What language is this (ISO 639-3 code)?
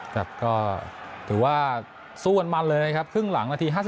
tha